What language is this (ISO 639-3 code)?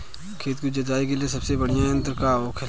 bho